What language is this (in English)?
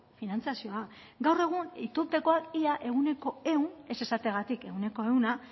Basque